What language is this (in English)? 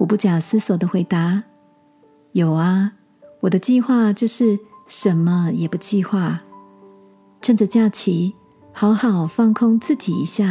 Chinese